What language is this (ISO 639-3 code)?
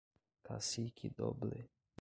por